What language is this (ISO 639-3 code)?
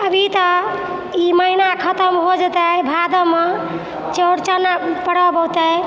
mai